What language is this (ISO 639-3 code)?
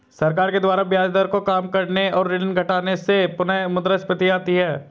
hin